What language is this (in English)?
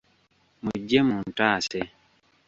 Ganda